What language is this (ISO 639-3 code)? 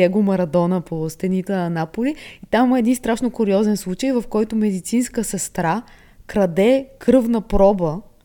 bul